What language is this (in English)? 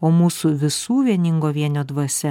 Lithuanian